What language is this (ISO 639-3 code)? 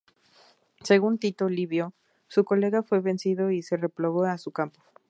spa